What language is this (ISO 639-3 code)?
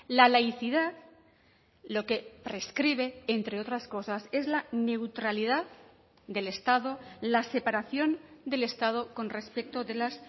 spa